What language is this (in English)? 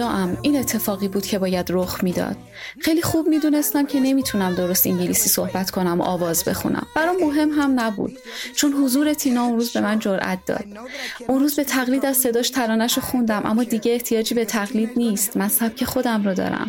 Persian